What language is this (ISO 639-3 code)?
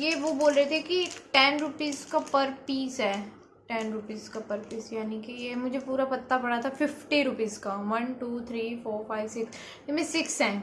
hin